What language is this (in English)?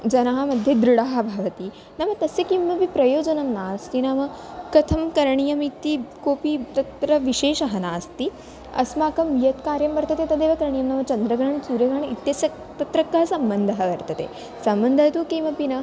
Sanskrit